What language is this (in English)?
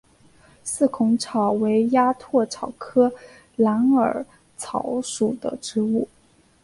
Chinese